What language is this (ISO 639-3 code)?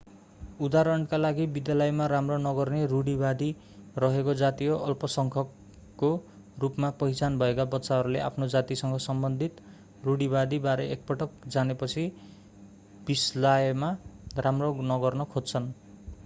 nep